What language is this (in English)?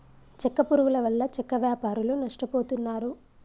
Telugu